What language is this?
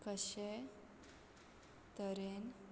Konkani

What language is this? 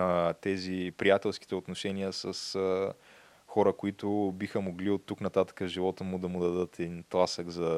Bulgarian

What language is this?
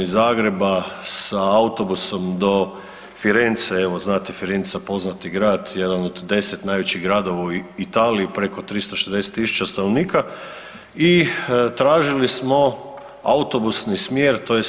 Croatian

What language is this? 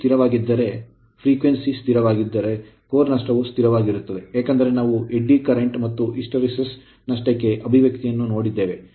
Kannada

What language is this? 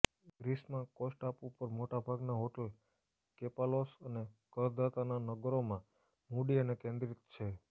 Gujarati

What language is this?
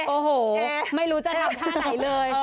Thai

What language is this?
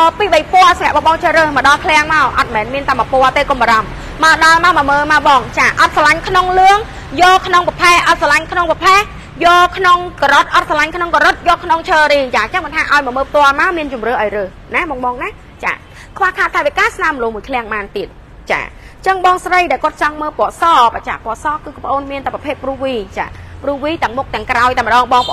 Thai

